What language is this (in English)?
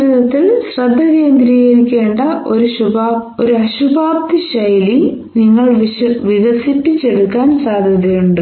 Malayalam